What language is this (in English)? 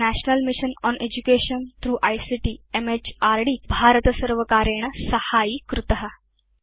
Sanskrit